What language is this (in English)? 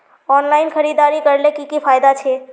Magahi